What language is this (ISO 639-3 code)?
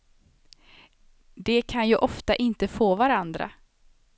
swe